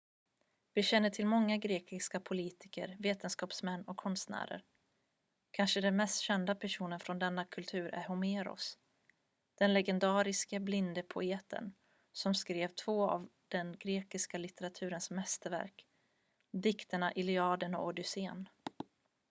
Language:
Swedish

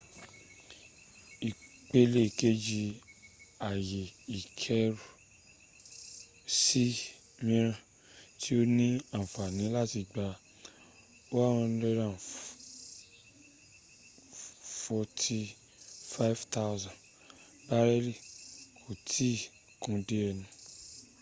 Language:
Yoruba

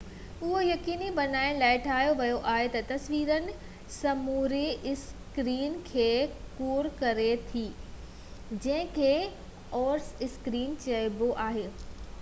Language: Sindhi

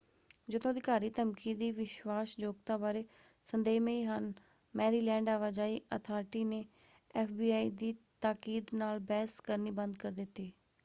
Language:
Punjabi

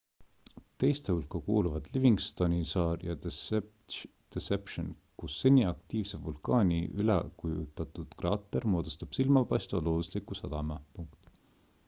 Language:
Estonian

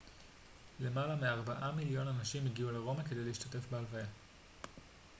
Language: Hebrew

